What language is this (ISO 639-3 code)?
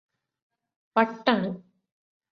mal